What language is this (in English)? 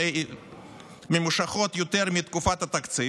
Hebrew